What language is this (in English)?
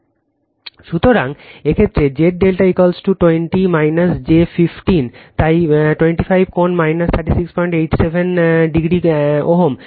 Bangla